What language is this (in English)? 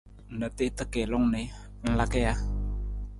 Nawdm